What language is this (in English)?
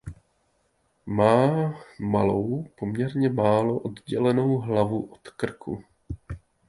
Czech